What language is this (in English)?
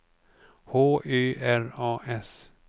Swedish